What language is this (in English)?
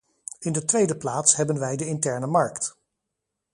Dutch